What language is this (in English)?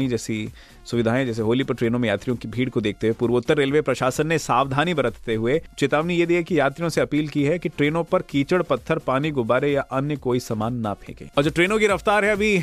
Hindi